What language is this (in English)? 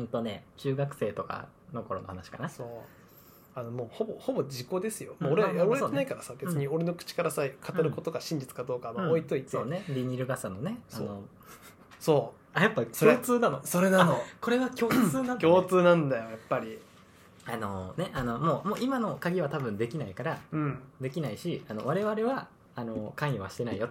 Japanese